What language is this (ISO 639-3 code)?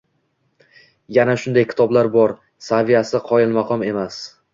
uzb